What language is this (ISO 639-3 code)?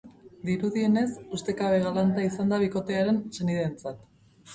eus